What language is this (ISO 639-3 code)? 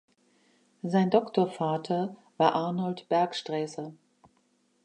deu